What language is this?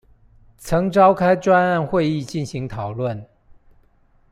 Chinese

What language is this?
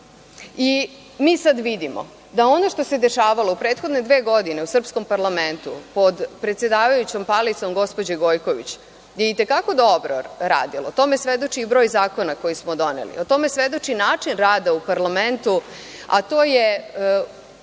Serbian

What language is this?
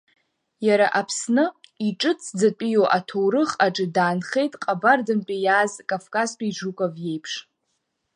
Abkhazian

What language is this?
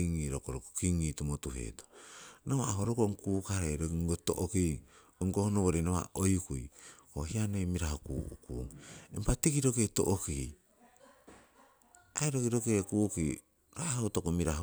Siwai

